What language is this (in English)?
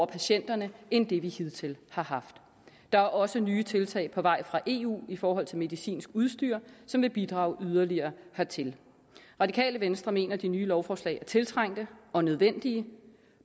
Danish